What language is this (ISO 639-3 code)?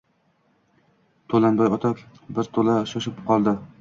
uzb